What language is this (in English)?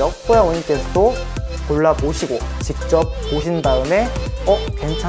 Korean